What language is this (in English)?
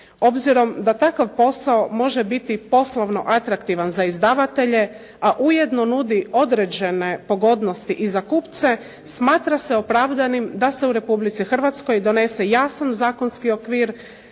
Croatian